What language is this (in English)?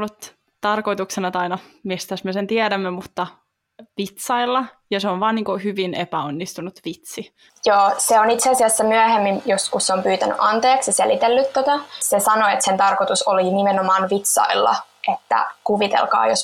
Finnish